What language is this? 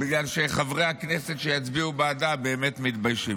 Hebrew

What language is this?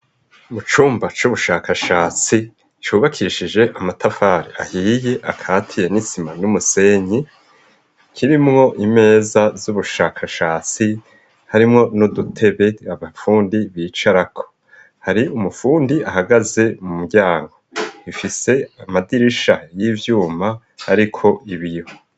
Rundi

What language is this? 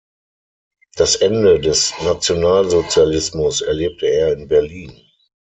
German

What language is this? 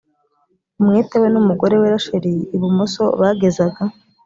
Kinyarwanda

